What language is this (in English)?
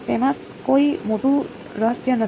Gujarati